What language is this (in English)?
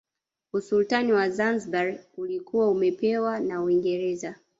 Swahili